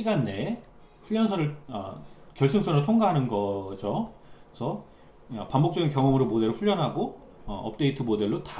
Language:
Korean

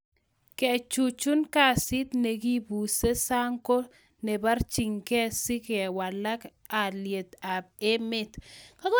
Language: Kalenjin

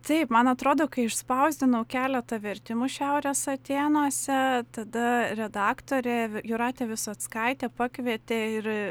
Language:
Lithuanian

